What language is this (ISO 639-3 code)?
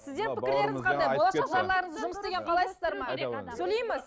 kaz